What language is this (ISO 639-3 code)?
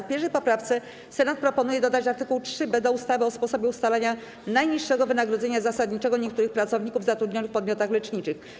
pol